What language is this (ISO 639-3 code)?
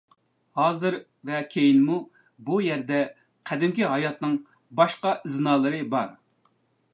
uig